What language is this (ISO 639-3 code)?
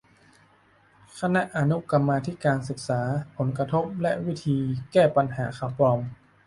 tha